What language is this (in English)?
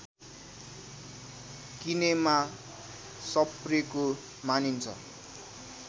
Nepali